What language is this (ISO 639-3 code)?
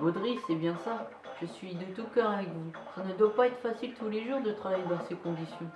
fra